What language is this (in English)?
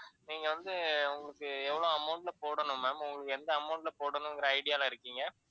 Tamil